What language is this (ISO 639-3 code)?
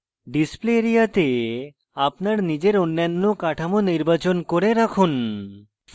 ben